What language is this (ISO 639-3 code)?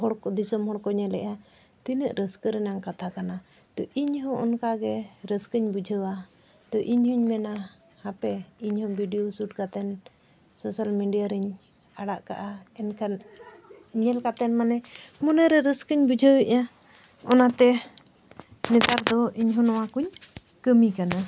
sat